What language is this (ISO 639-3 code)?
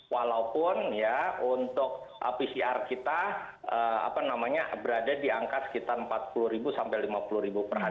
ind